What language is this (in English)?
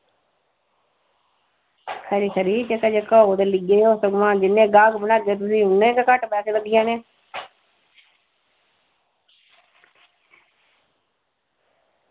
Dogri